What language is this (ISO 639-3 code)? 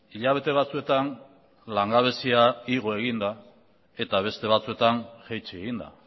eus